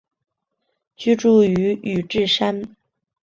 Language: Chinese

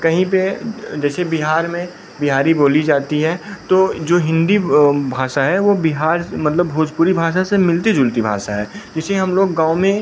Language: Hindi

